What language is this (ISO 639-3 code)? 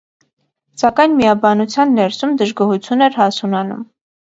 hye